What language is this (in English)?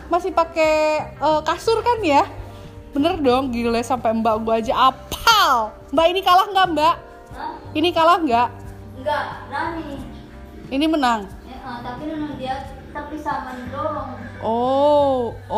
Indonesian